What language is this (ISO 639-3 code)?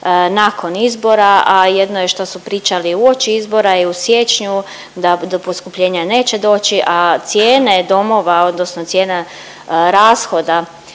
hrv